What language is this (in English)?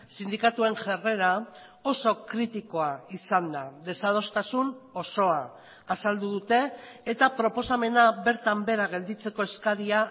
Basque